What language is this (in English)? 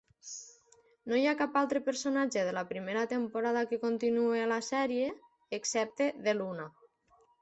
Catalan